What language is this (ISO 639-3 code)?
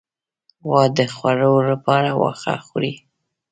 pus